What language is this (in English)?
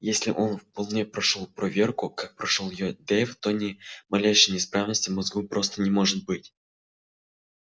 Russian